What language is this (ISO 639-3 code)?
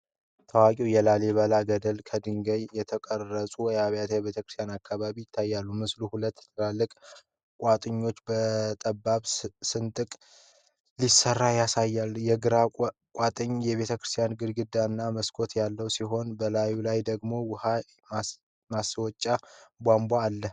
amh